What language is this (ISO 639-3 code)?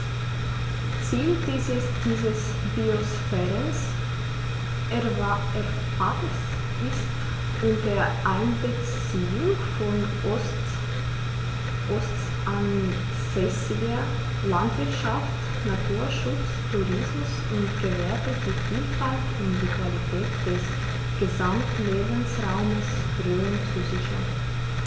deu